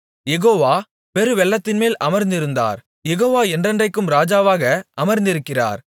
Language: Tamil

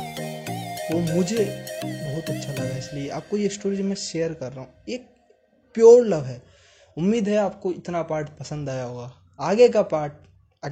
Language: Hindi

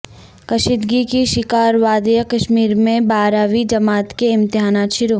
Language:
Urdu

